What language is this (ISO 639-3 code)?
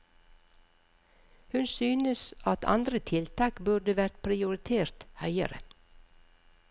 nor